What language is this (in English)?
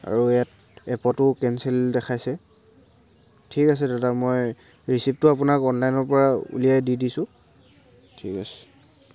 Assamese